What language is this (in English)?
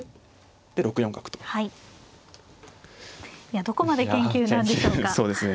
Japanese